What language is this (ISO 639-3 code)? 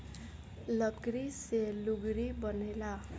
bho